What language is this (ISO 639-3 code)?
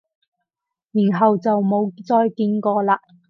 yue